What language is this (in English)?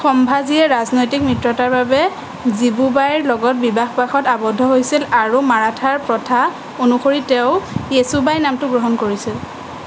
Assamese